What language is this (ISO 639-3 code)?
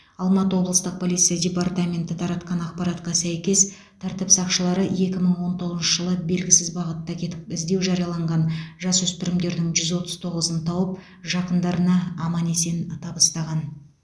kaz